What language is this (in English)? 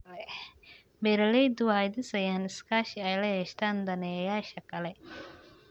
Somali